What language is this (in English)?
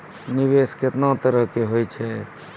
Maithili